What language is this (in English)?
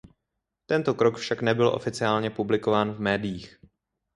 Czech